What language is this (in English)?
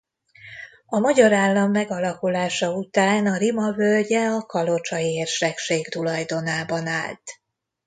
Hungarian